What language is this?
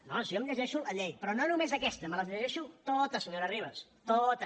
Catalan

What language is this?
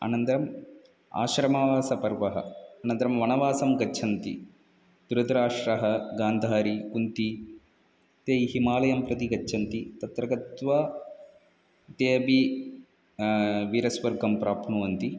Sanskrit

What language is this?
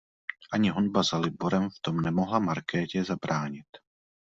Czech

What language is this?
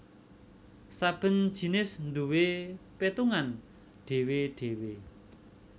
Javanese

